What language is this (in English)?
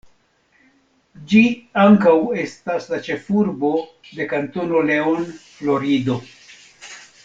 Esperanto